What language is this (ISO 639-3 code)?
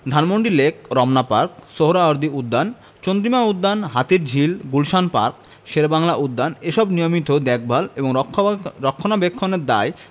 ben